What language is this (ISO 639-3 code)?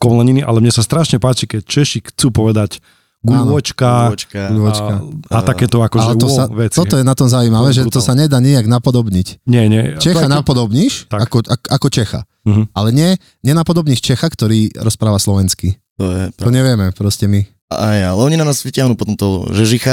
slk